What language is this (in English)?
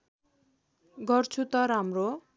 Nepali